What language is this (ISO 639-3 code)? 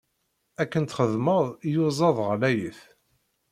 kab